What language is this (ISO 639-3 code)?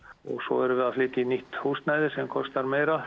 isl